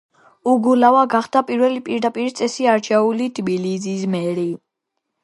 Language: Georgian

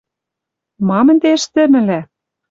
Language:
Western Mari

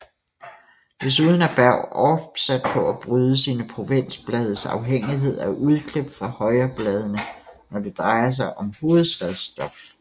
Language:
Danish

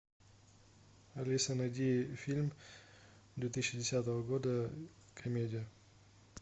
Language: Russian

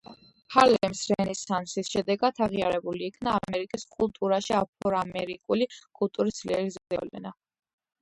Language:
Georgian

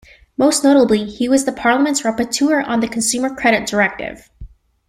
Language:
English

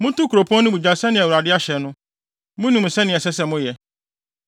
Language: Akan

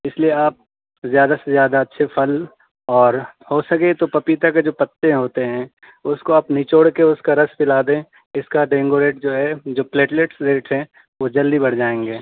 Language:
Urdu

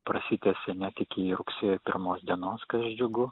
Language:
Lithuanian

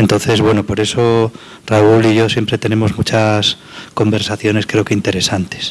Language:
Spanish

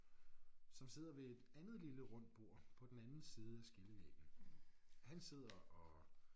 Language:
Danish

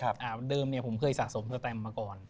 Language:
Thai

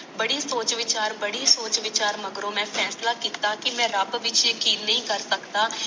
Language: Punjabi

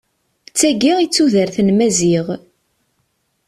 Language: Kabyle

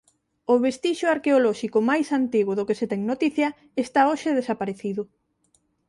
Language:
Galician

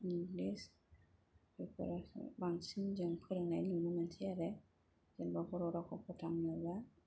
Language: Bodo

